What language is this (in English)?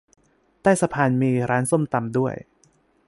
Thai